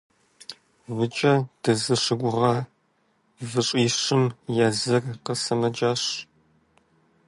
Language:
Kabardian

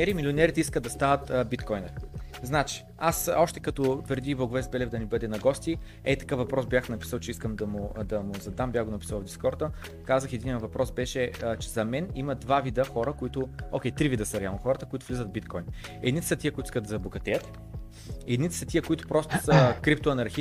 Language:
Bulgarian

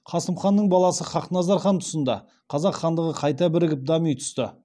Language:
Kazakh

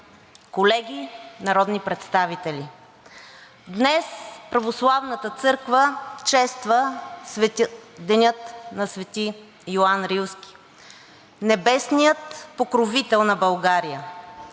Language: Bulgarian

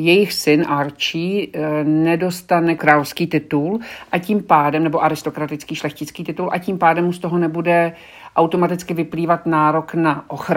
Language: Czech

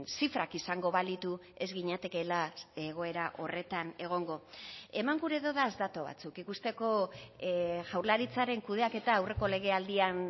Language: Basque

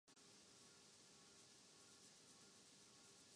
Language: Urdu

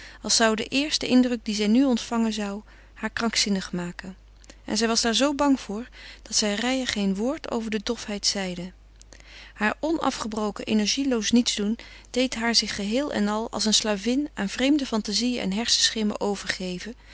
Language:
Dutch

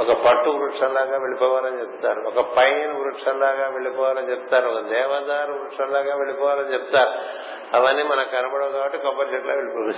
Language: Telugu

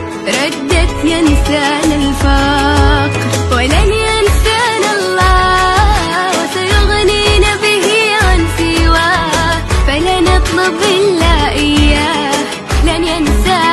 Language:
Arabic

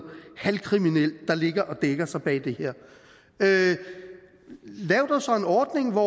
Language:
Danish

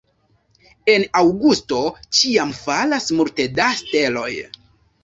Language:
Esperanto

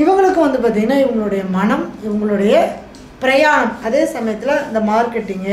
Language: Tamil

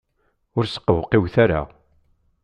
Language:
Kabyle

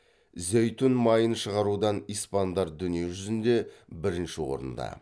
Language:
Kazakh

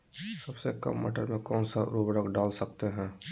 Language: Magahi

